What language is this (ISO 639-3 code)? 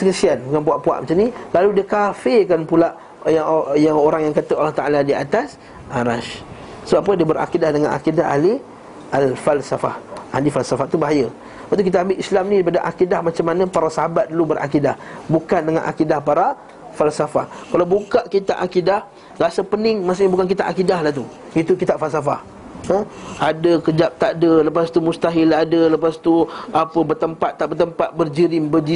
msa